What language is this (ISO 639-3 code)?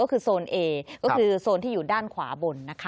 tha